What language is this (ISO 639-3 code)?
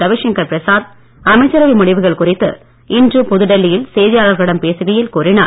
tam